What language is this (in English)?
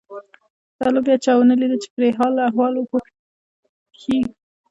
Pashto